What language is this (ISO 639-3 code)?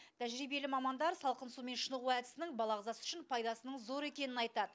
kaz